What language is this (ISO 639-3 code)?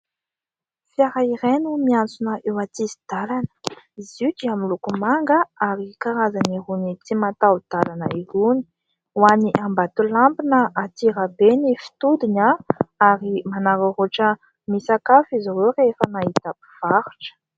mlg